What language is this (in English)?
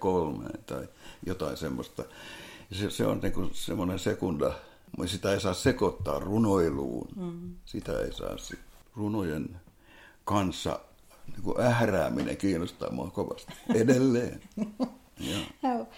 Finnish